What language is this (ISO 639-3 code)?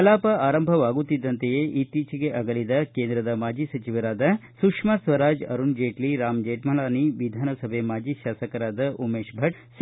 kan